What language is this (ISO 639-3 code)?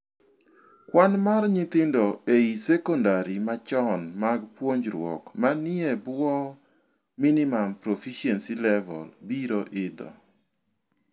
luo